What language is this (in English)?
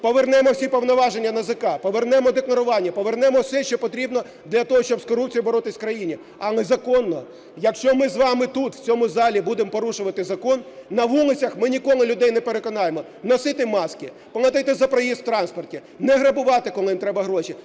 Ukrainian